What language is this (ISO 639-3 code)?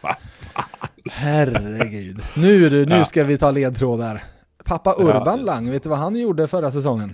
swe